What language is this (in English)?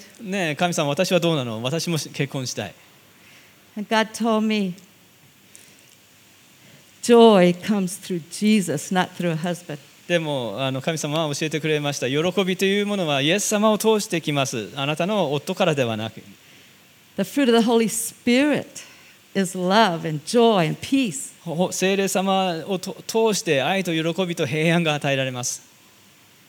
Japanese